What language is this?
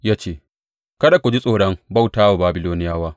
Hausa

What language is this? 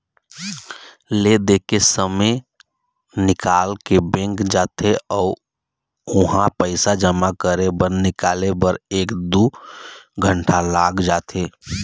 Chhattisgarhi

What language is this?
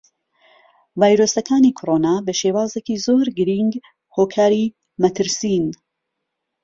Central Kurdish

